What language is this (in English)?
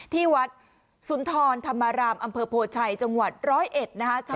Thai